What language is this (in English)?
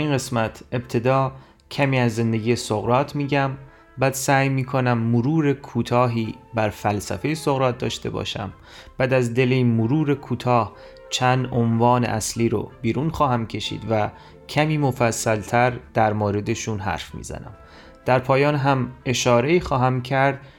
Persian